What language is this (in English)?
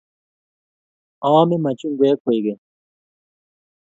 Kalenjin